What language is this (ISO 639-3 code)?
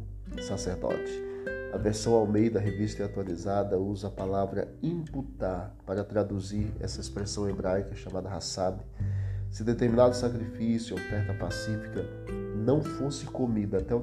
por